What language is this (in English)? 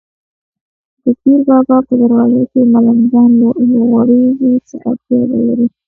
Pashto